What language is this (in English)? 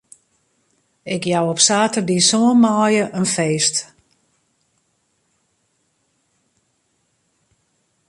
Western Frisian